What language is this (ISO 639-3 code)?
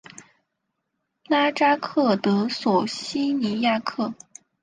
zho